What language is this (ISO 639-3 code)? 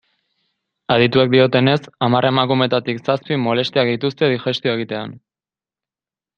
eus